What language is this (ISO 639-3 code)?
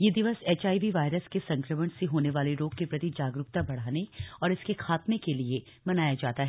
hin